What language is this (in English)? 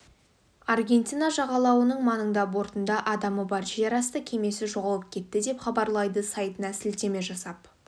Kazakh